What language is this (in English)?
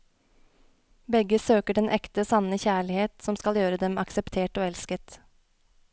Norwegian